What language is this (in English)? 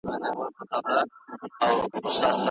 Pashto